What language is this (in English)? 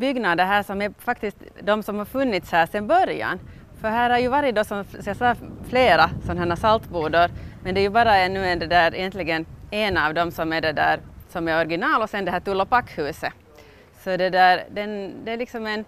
Swedish